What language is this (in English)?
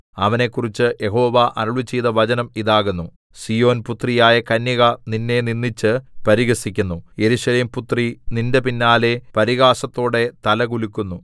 Malayalam